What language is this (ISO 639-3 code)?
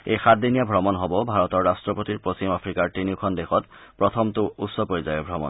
asm